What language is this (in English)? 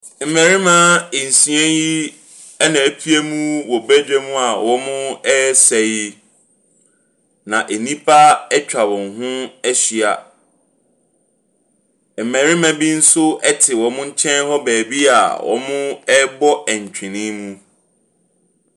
Akan